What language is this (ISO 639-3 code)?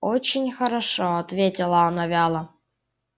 rus